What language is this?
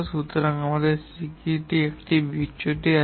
Bangla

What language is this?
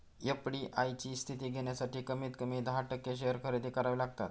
Marathi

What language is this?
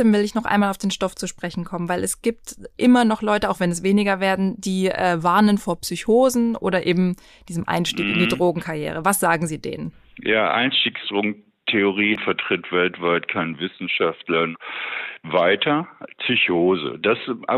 German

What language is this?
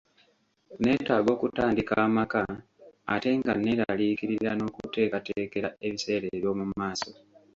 Ganda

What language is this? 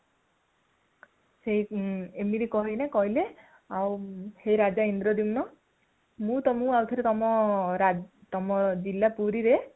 Odia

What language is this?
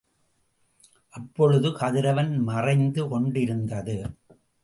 Tamil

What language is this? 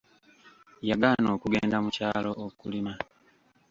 Ganda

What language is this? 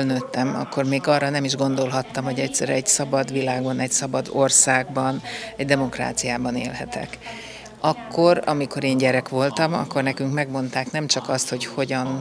Hungarian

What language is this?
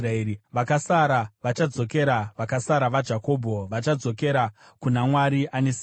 Shona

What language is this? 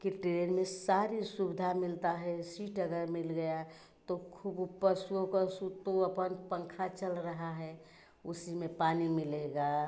Hindi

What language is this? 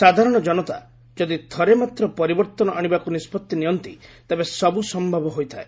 Odia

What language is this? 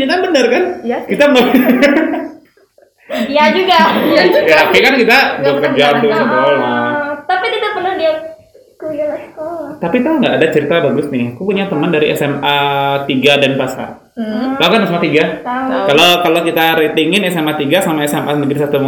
Indonesian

